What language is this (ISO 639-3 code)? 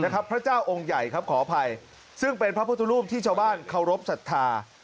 tha